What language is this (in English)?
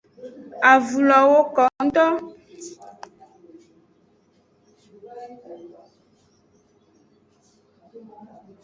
Aja (Benin)